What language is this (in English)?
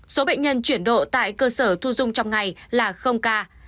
Vietnamese